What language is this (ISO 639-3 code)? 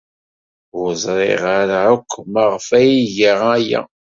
kab